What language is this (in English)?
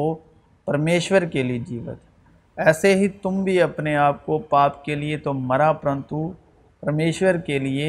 Urdu